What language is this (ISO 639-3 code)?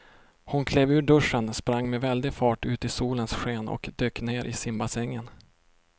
swe